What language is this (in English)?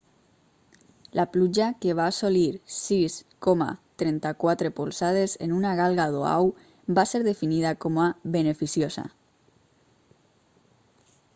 Catalan